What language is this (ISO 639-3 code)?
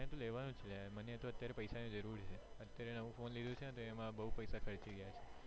guj